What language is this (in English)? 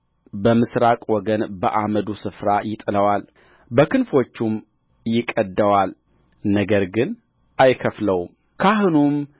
Amharic